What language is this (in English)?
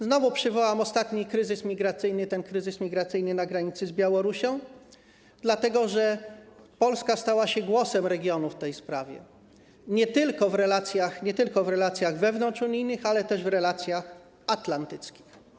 Polish